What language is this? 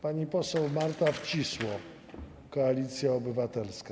Polish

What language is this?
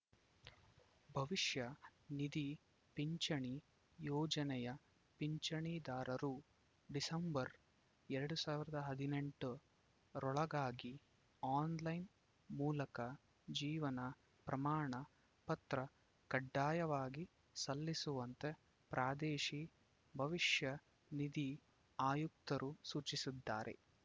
Kannada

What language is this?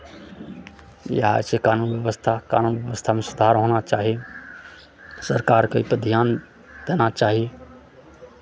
Maithili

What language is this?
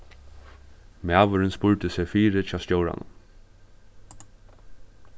Faroese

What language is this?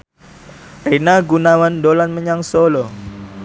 Javanese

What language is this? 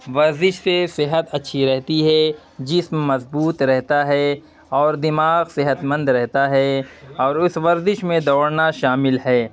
Urdu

